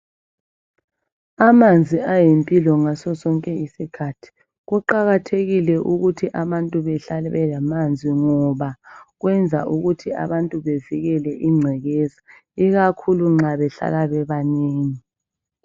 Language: North Ndebele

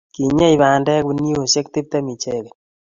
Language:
Kalenjin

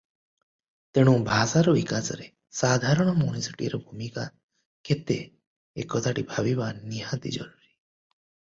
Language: Odia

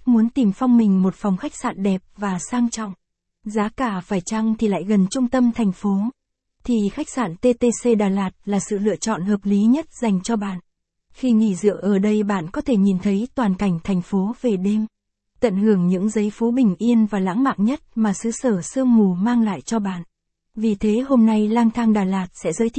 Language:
Vietnamese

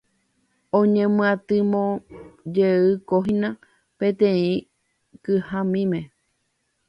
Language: Guarani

